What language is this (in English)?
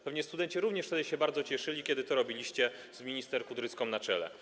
Polish